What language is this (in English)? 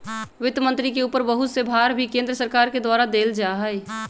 Magahi